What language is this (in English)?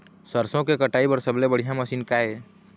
Chhattisgarhi